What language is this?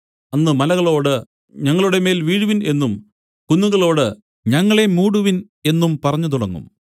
Malayalam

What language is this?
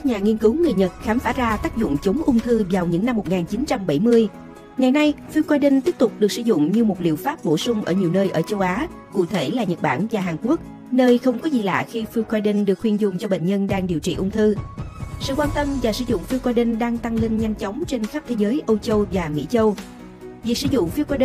Vietnamese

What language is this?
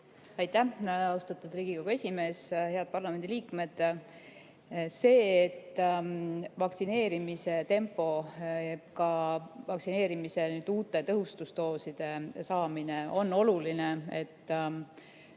Estonian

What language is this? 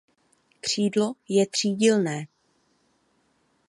Czech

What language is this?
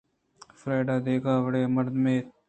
Eastern Balochi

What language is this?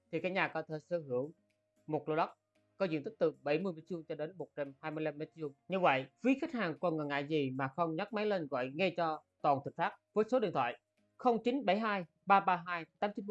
Vietnamese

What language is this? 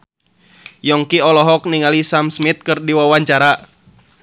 Sundanese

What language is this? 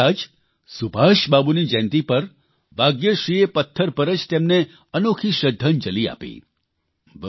Gujarati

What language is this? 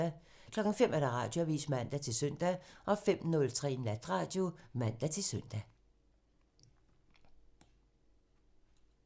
Danish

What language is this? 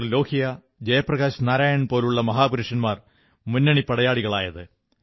Malayalam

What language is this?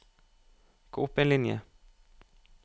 Norwegian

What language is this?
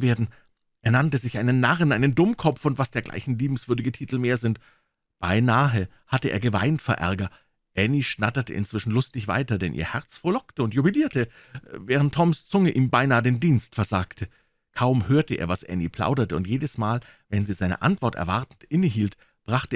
German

